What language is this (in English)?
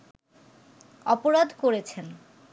Bangla